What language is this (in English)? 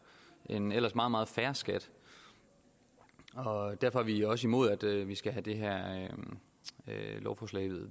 Danish